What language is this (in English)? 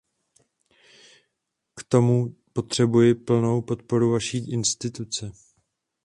Czech